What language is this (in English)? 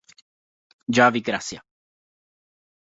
Italian